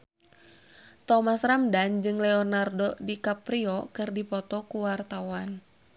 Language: Sundanese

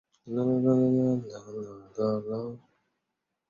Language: Chinese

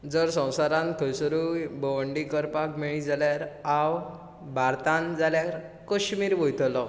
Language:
Konkani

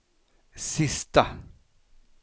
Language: Swedish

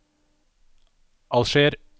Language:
Norwegian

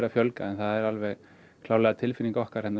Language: Icelandic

